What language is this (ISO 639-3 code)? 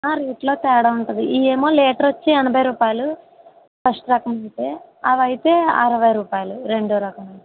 tel